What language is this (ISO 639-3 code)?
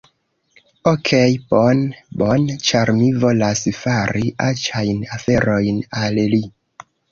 epo